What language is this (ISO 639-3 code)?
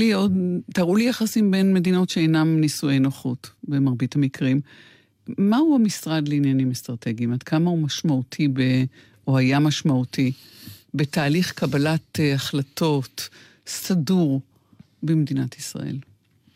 heb